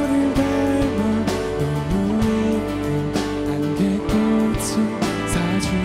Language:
Korean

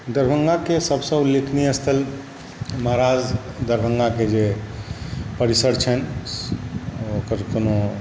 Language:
Maithili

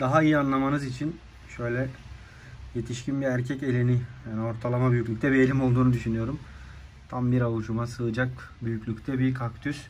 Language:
Turkish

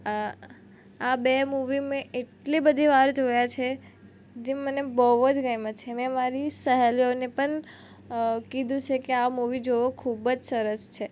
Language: Gujarati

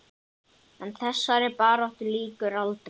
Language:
Icelandic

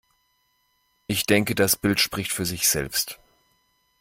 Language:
German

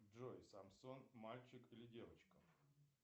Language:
Russian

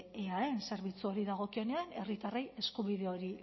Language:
Basque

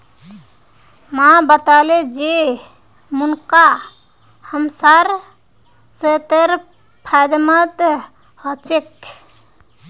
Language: Magahi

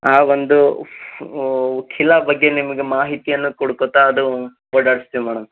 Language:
Kannada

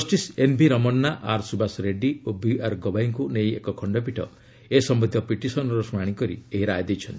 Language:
Odia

